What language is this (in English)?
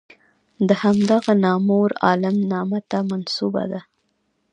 Pashto